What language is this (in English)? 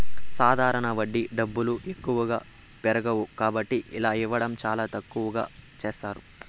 Telugu